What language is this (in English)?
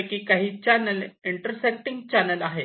Marathi